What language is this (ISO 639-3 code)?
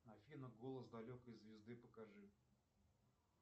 rus